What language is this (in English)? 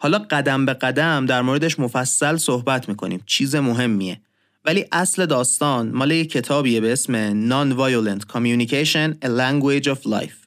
Persian